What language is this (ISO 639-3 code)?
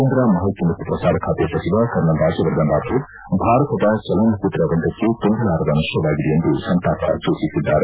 kan